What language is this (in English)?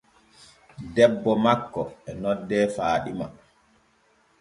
Borgu Fulfulde